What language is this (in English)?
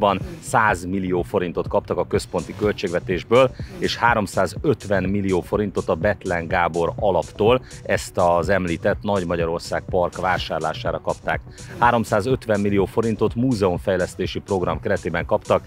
Hungarian